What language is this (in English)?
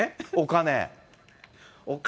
Japanese